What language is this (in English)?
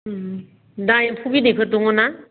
Bodo